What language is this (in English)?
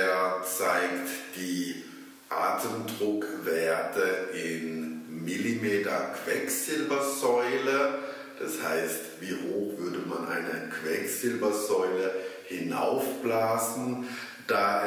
German